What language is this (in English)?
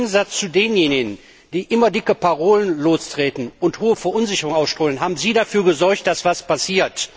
German